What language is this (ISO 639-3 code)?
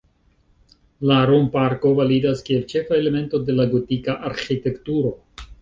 epo